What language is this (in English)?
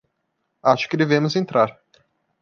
Portuguese